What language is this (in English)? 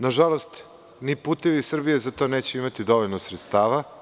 Serbian